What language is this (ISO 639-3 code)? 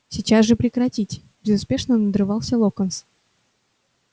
rus